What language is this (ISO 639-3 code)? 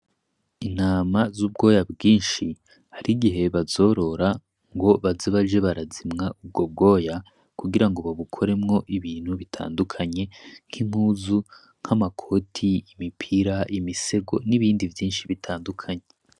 run